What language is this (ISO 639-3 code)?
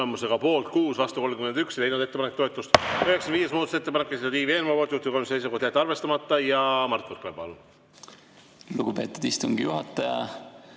est